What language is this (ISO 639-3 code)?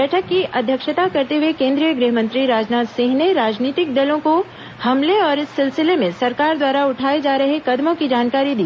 hin